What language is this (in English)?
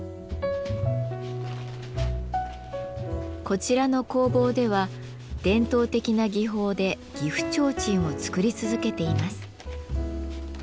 Japanese